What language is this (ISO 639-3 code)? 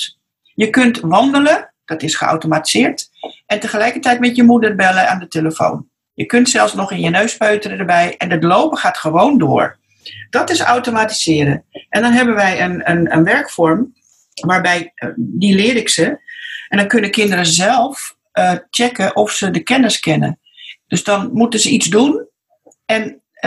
nld